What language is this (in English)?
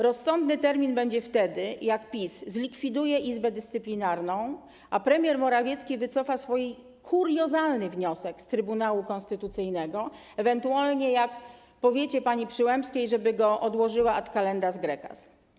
Polish